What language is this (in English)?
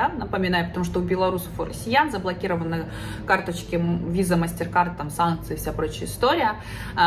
Russian